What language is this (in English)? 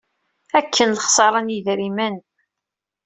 Kabyle